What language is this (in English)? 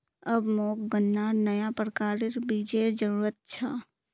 Magahi